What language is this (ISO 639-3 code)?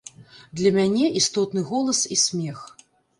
bel